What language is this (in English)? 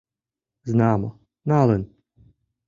Mari